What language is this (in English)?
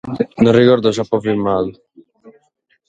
Sardinian